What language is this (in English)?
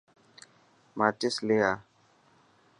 Dhatki